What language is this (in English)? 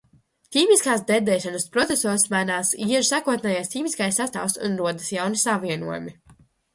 Latvian